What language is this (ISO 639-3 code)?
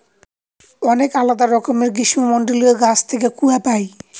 ben